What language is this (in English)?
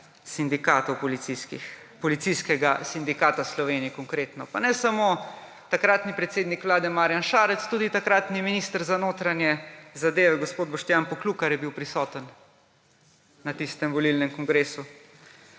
Slovenian